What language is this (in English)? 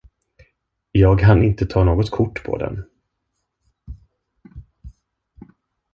Swedish